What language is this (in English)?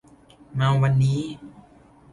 Thai